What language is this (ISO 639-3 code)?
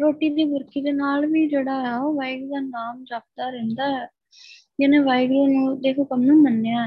pan